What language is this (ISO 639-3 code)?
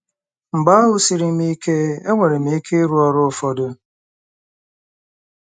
ibo